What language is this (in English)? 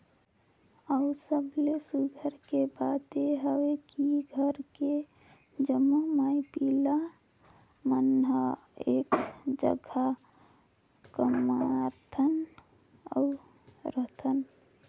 Chhattisgarhi